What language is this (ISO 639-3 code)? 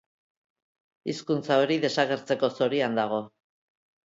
eus